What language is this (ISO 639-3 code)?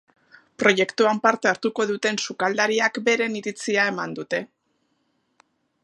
eus